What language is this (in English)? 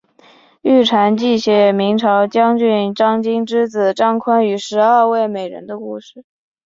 Chinese